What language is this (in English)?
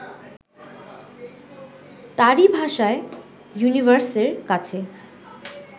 Bangla